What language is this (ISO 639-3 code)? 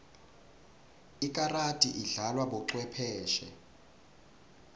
ssw